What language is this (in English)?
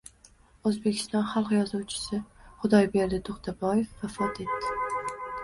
Uzbek